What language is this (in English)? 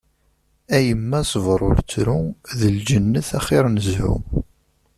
Kabyle